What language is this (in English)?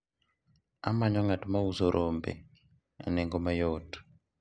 Luo (Kenya and Tanzania)